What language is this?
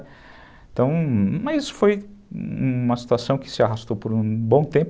Portuguese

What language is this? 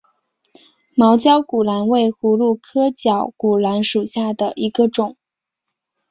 Chinese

